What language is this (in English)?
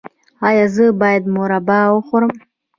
Pashto